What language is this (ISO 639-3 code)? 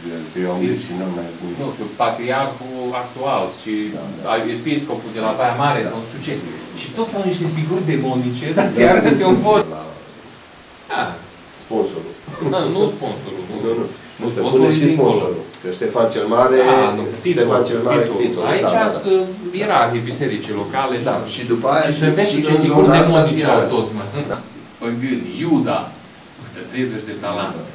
ron